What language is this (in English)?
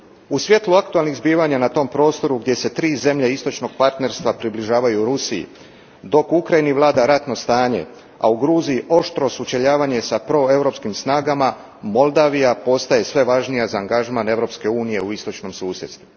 Croatian